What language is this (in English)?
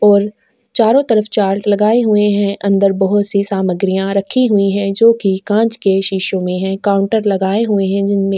Hindi